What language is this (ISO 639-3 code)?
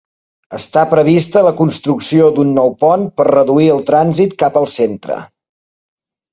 cat